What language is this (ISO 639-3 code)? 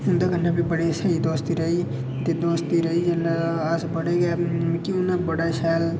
doi